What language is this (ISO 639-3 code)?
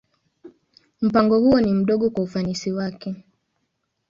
swa